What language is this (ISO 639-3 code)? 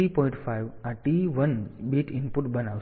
guj